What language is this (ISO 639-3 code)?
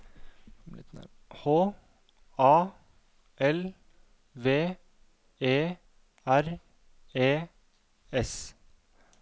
nor